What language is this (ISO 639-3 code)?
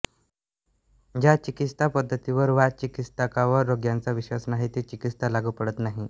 mar